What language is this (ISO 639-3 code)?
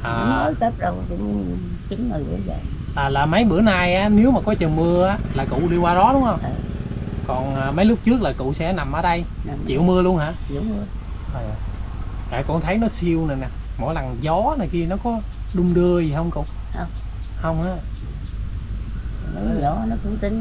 vie